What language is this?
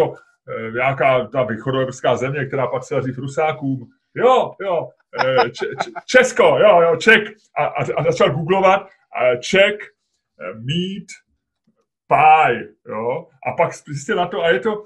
Czech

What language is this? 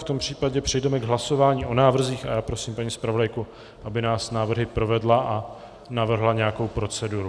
Czech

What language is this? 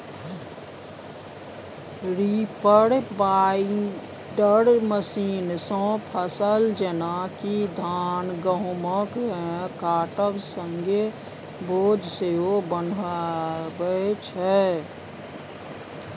Maithili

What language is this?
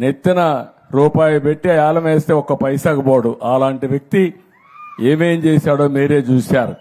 Telugu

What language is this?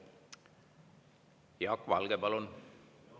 Estonian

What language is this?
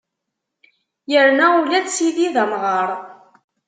Kabyle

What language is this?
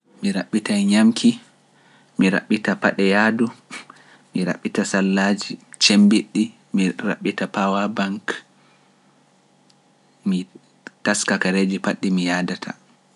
Pular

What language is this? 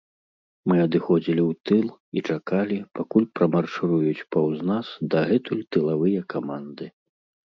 Belarusian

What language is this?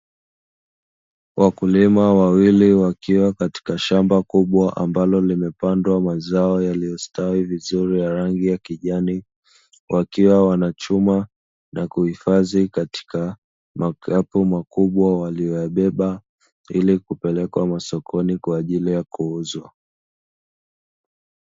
Swahili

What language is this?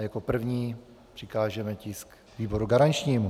Czech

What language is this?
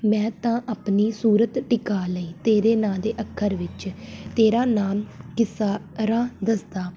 Punjabi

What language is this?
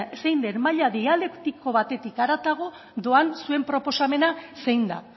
Basque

